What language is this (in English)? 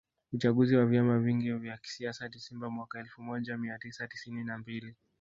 Swahili